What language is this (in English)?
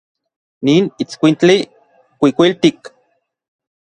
Orizaba Nahuatl